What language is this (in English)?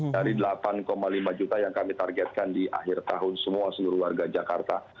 Indonesian